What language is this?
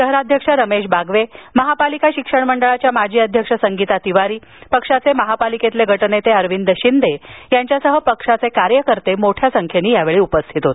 Marathi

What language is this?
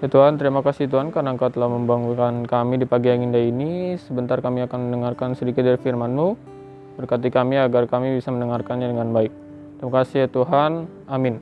Indonesian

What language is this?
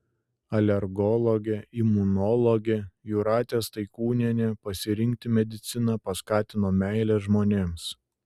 Lithuanian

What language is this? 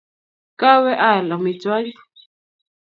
Kalenjin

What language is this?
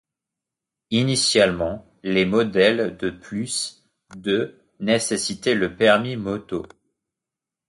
French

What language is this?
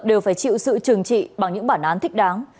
Vietnamese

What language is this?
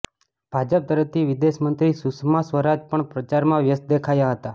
Gujarati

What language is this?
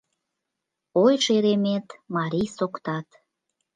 Mari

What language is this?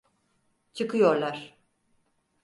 Turkish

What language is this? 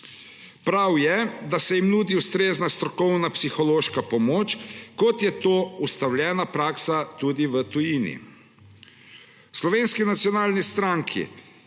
Slovenian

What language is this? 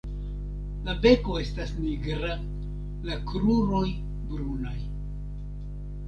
Esperanto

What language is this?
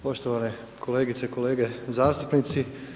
Croatian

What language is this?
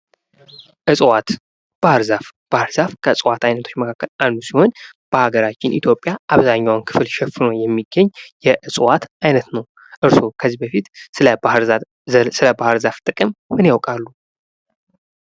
Amharic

